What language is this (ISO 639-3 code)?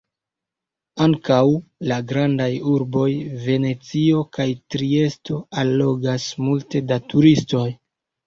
epo